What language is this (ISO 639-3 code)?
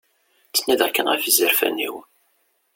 kab